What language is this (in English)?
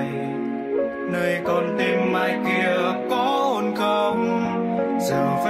Vietnamese